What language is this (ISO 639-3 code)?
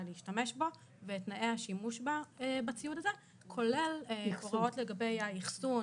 heb